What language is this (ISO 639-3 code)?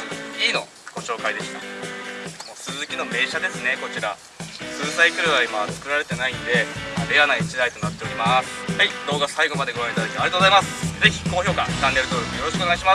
jpn